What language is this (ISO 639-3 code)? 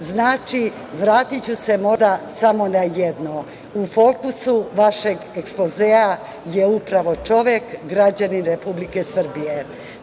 srp